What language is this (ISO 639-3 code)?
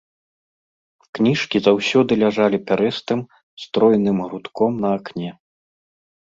bel